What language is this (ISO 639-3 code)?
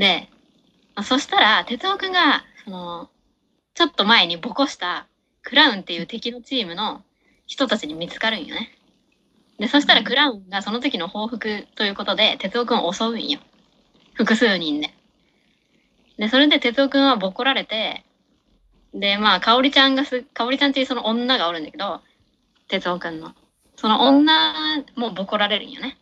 jpn